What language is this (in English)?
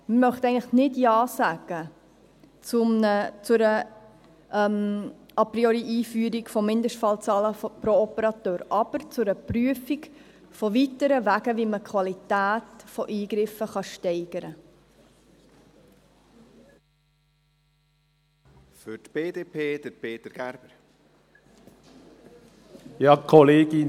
Swiss German